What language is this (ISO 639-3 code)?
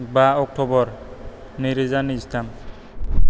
brx